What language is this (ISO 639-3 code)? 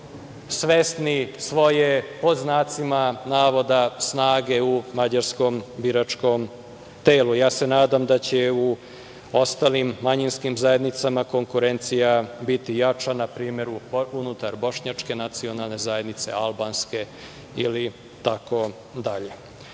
srp